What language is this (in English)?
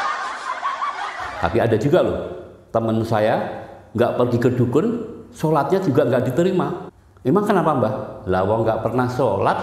Indonesian